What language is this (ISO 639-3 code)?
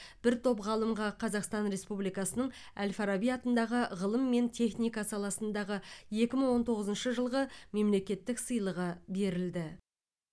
kaz